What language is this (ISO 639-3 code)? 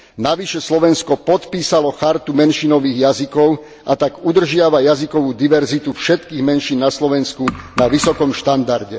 slk